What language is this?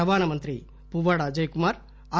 Telugu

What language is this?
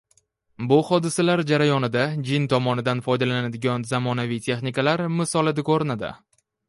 Uzbek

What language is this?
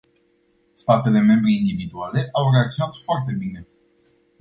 Romanian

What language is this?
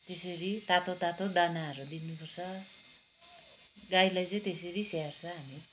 Nepali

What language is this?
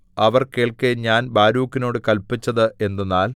Malayalam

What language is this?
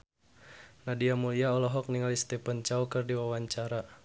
Sundanese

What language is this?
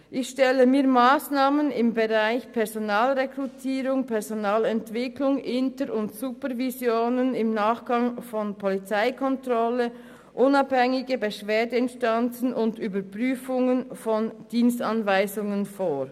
Swiss German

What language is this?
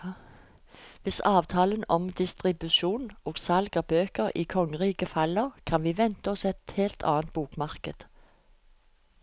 Norwegian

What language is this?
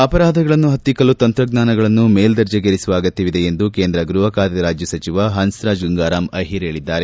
Kannada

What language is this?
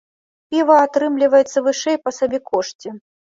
Belarusian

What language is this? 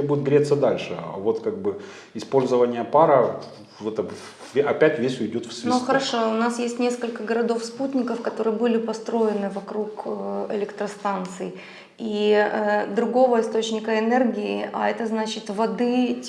Russian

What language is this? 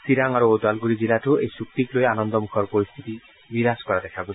Assamese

